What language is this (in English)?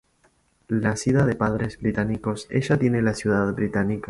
Spanish